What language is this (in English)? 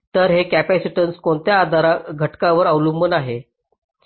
Marathi